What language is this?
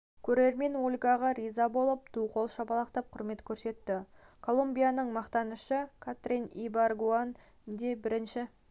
Kazakh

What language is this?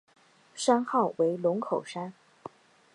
Chinese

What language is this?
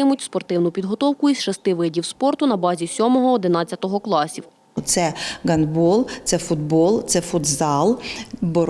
Ukrainian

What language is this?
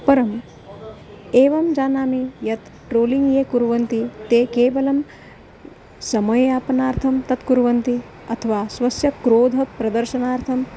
Sanskrit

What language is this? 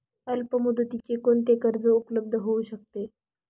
Marathi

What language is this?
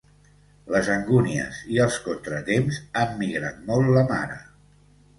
Catalan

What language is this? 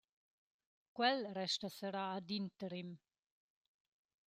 Romansh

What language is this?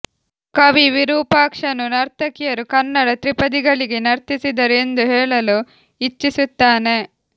Kannada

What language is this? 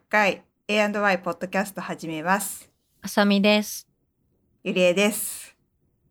Japanese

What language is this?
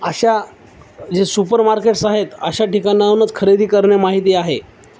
Marathi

